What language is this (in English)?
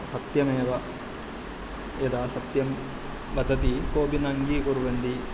Sanskrit